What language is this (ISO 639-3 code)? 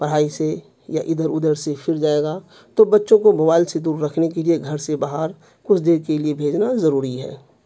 urd